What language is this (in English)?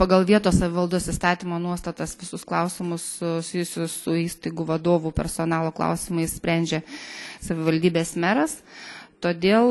Lithuanian